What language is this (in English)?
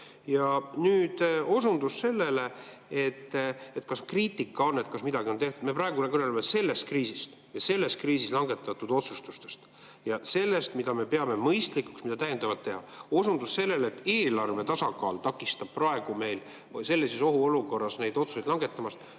Estonian